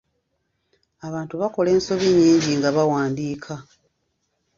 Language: Ganda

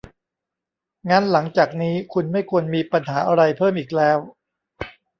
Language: Thai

